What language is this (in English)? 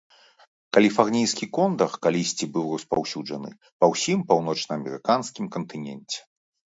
Belarusian